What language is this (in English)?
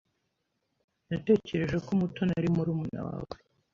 Kinyarwanda